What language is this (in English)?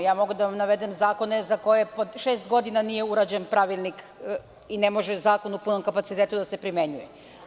Serbian